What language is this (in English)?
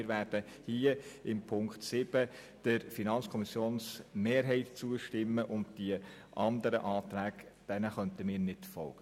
Swiss German